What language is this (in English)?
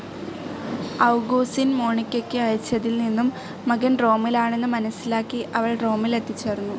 Malayalam